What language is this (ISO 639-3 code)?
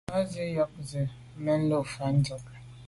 byv